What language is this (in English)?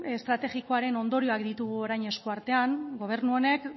Basque